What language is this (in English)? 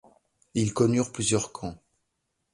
French